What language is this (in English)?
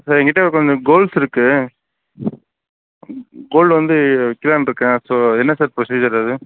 Tamil